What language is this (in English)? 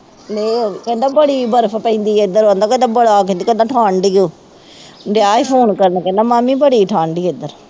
Punjabi